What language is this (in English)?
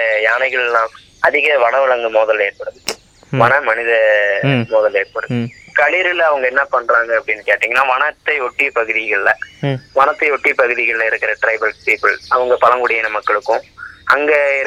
Tamil